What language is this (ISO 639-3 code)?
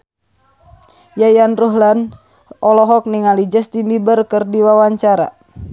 sun